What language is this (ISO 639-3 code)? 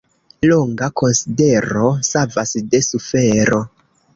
epo